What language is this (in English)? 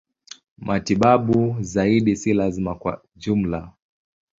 Swahili